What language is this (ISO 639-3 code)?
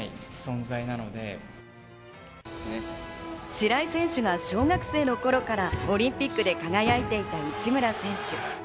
jpn